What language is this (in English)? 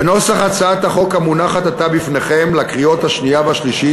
Hebrew